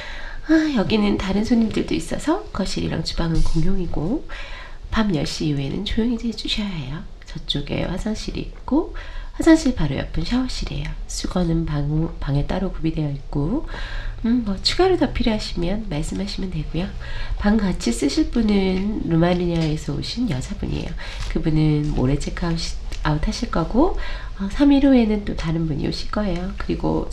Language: Korean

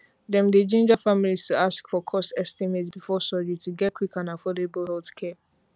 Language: Nigerian Pidgin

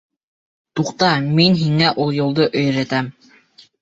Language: Bashkir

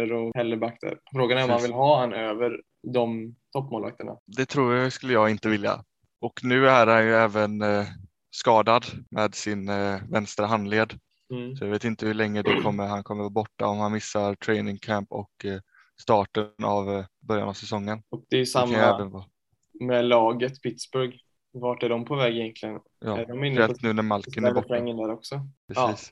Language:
Swedish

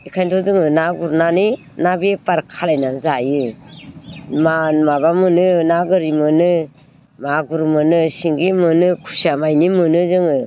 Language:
Bodo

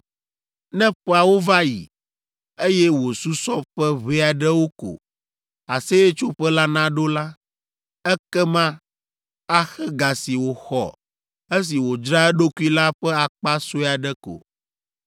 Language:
Ewe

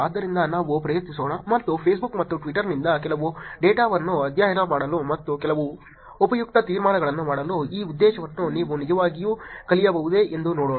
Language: Kannada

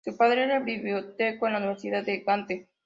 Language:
Spanish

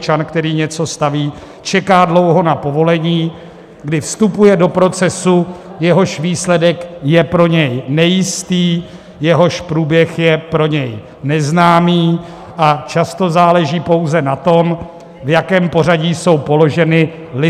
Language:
Czech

